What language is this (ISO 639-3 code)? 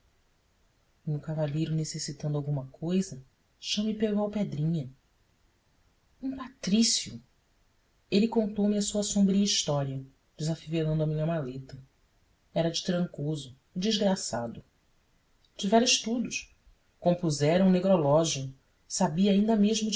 por